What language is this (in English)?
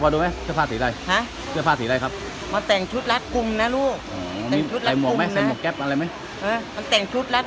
Thai